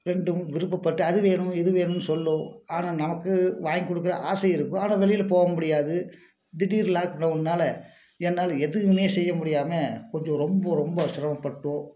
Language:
Tamil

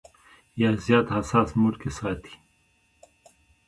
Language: Pashto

